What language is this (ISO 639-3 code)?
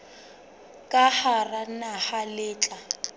sot